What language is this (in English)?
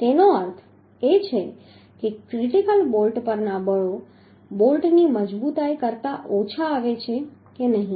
Gujarati